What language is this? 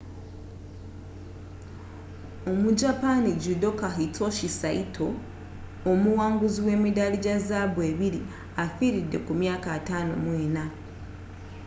Ganda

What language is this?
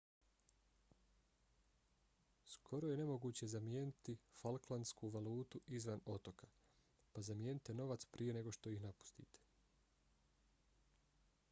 Bosnian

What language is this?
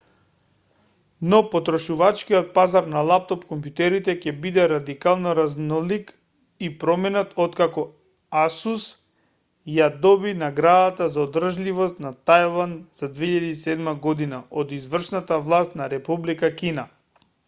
Macedonian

